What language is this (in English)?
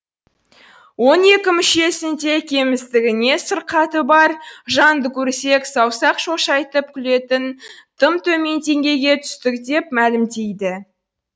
Kazakh